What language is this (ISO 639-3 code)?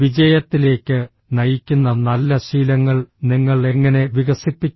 mal